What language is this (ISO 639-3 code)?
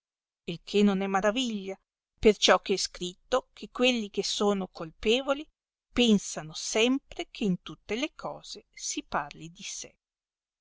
ita